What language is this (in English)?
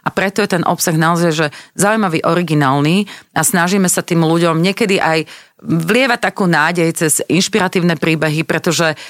Slovak